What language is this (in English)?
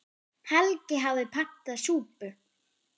Icelandic